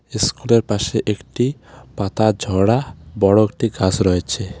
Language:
Bangla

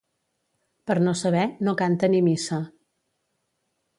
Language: Catalan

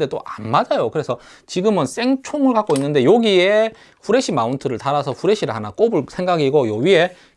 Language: Korean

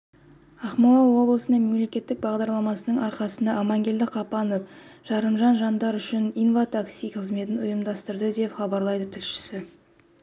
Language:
Kazakh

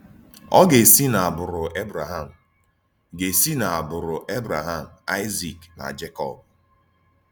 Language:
Igbo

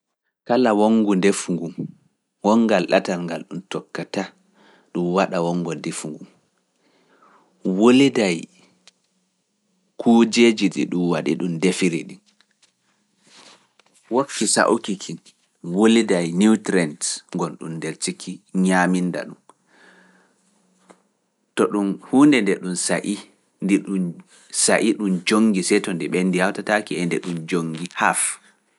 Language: Fula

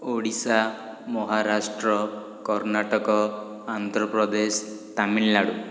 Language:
Odia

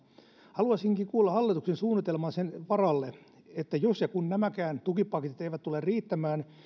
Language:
Finnish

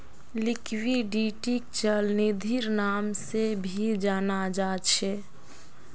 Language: Magahi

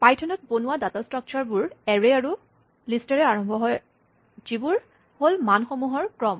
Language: Assamese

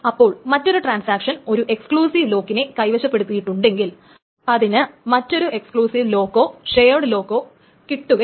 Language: Malayalam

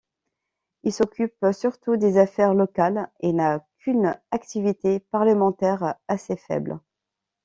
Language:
French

